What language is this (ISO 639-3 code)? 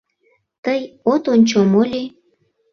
chm